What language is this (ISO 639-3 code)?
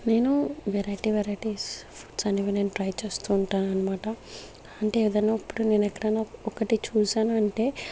tel